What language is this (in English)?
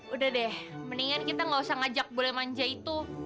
Indonesian